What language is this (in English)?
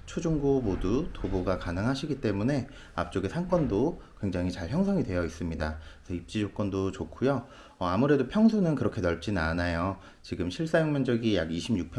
Korean